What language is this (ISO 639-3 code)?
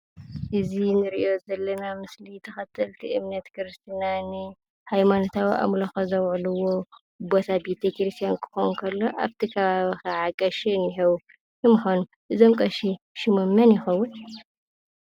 tir